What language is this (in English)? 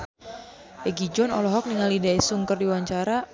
Sundanese